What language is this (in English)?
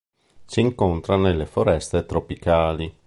Italian